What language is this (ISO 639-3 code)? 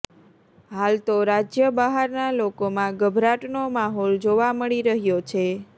guj